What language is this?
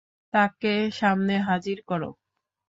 Bangla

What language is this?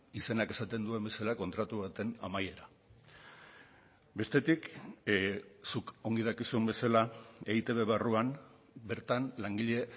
Basque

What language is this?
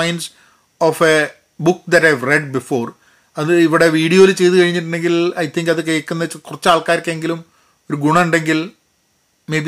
Malayalam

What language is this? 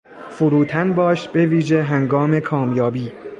Persian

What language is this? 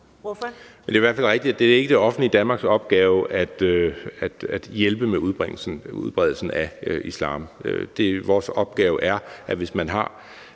Danish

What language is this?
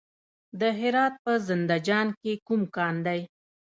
Pashto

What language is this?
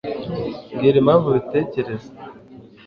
Kinyarwanda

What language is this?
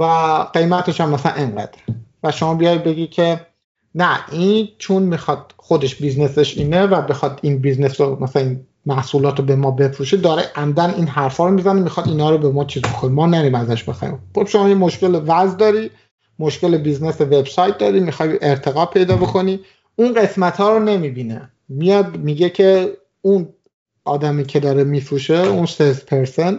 Persian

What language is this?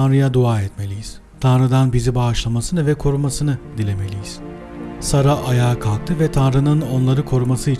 Turkish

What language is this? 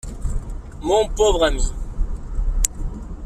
French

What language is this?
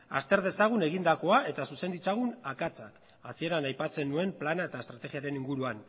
Basque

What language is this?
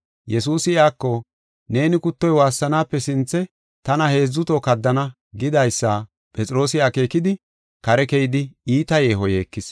Gofa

